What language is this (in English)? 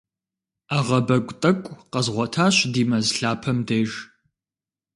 Kabardian